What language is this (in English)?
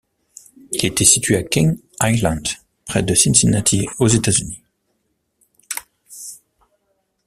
French